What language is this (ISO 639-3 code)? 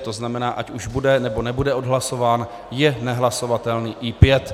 ces